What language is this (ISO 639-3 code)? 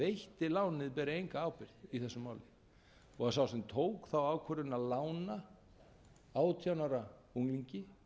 isl